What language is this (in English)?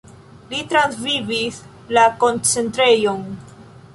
Esperanto